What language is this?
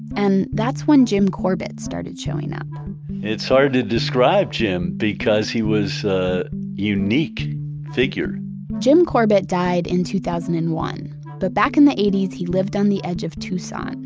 English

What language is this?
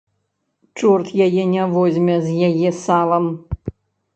Belarusian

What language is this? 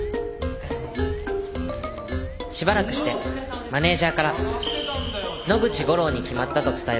Japanese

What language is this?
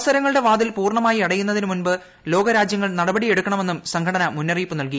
Malayalam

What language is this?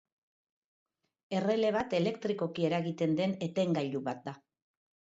Basque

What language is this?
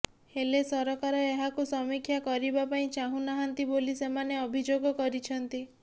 Odia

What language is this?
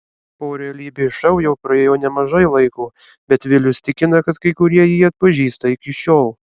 Lithuanian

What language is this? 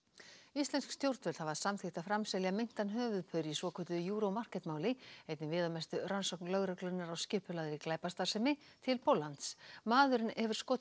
Icelandic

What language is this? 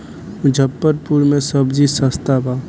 Bhojpuri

